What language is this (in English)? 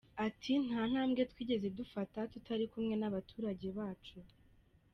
Kinyarwanda